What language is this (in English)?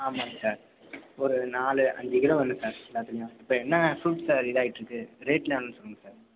Tamil